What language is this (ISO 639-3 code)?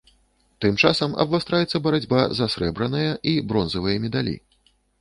bel